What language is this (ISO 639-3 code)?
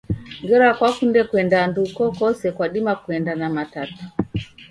dav